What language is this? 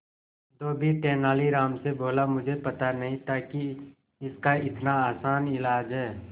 Hindi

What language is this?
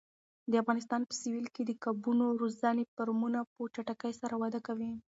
Pashto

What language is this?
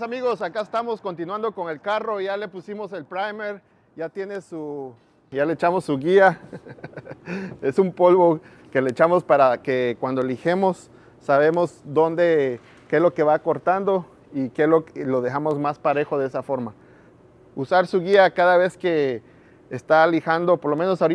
Spanish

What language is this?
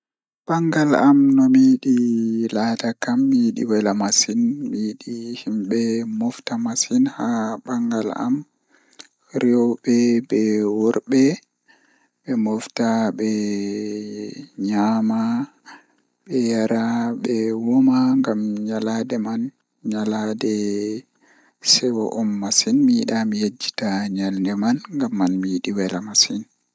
Fula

